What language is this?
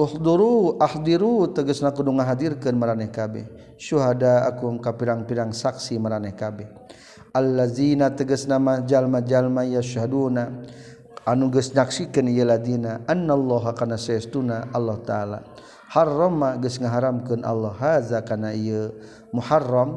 Malay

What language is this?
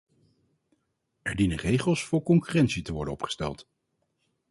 Dutch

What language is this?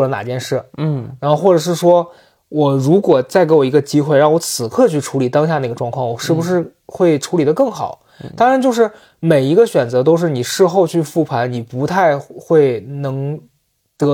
Chinese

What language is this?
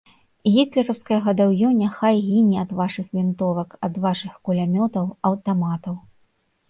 Belarusian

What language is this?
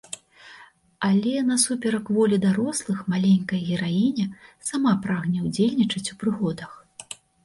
Belarusian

